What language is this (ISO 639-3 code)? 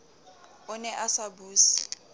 sot